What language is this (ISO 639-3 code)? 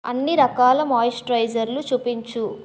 tel